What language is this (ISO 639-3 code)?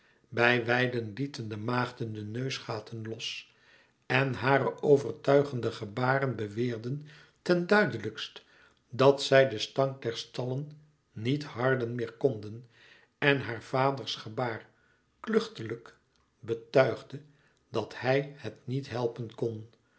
nld